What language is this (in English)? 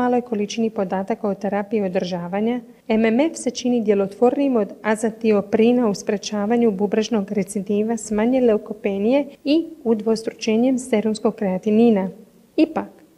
Croatian